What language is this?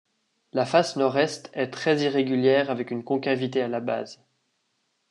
French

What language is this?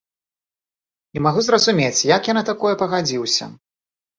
Belarusian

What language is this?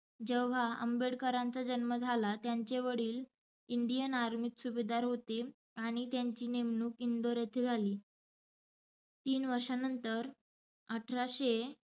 Marathi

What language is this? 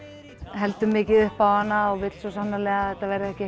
Icelandic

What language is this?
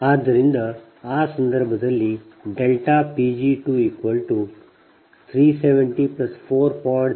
Kannada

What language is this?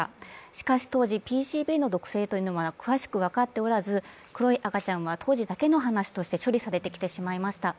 Japanese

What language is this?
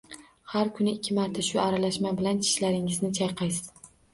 Uzbek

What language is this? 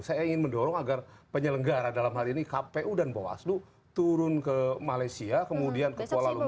Indonesian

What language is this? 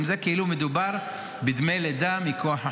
Hebrew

